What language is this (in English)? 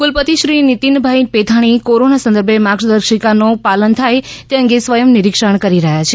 Gujarati